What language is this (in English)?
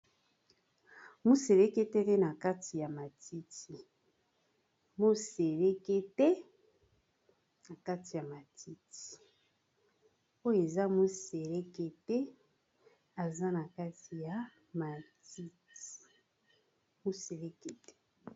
Lingala